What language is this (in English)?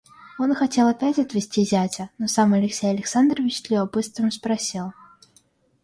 Russian